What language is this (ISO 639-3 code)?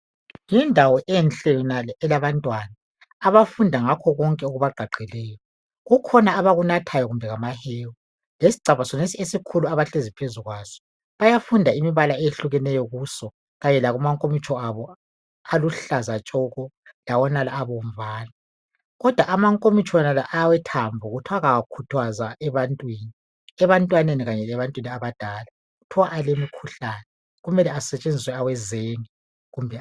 nde